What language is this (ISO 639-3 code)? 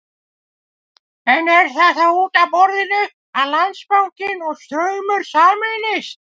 isl